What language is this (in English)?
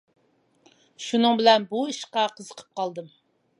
Uyghur